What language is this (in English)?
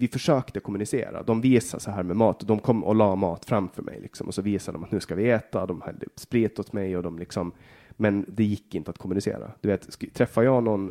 Swedish